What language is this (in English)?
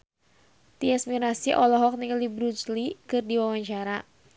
Sundanese